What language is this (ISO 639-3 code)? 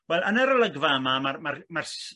cym